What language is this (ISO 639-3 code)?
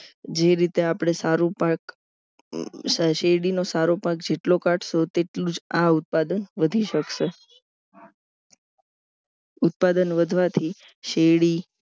guj